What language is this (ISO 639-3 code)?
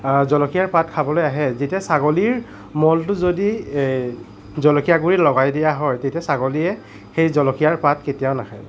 asm